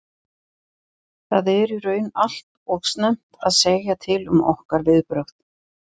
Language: Icelandic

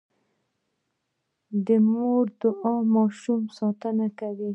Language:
Pashto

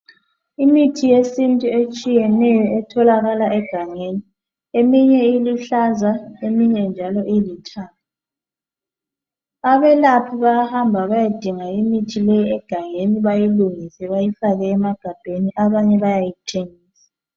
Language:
North Ndebele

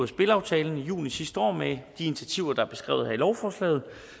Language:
Danish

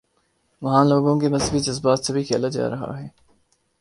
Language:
Urdu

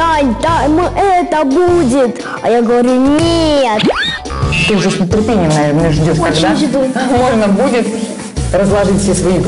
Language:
Russian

